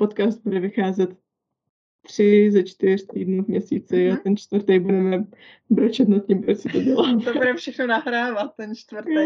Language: Czech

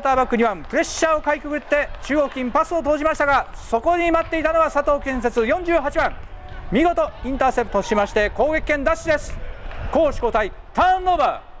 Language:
Japanese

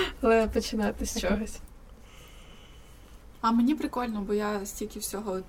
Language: Ukrainian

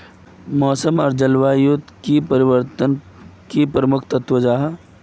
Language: Magahi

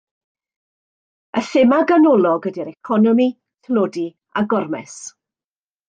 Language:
Welsh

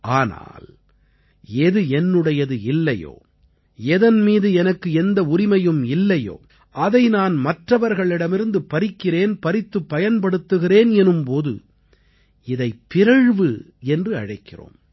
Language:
Tamil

